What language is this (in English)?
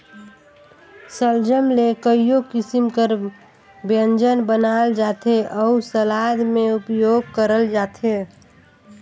Chhattisgarhi